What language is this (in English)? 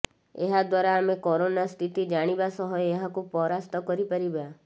Odia